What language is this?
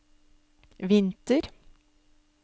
Norwegian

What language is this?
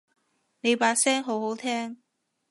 Cantonese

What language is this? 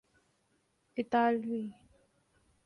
Urdu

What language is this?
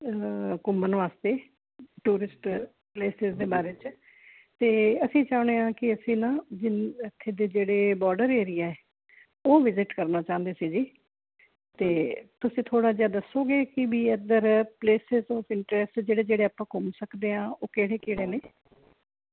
Punjabi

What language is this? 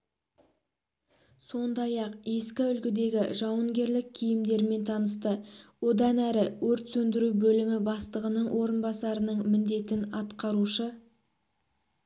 Kazakh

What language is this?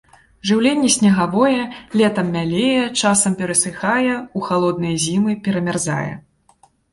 Belarusian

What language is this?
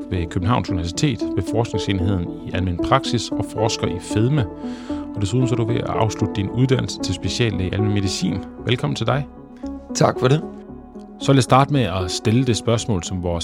Danish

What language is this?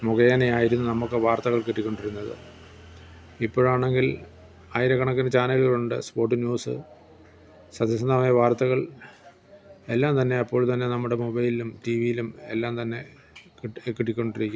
Malayalam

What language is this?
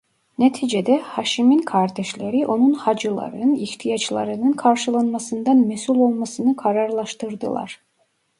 Turkish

